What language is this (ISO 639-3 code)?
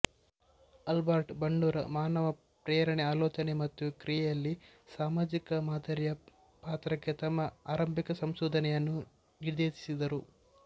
kan